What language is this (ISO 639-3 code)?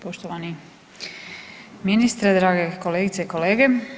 hrv